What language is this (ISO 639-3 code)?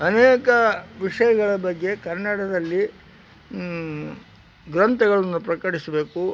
kan